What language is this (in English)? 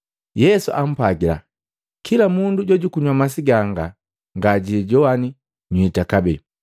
Matengo